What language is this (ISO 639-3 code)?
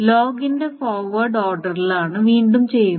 mal